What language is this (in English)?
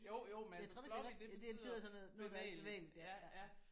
Danish